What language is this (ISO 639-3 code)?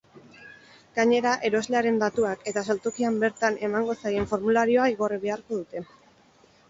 eus